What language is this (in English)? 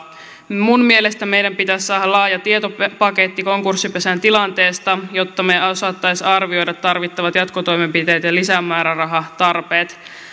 Finnish